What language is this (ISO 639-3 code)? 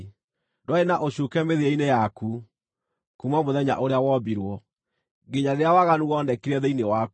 kik